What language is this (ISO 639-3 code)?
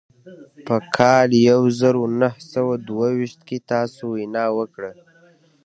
pus